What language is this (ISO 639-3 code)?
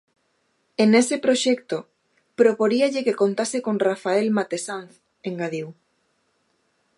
glg